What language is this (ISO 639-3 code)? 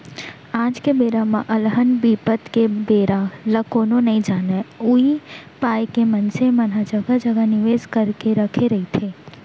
hne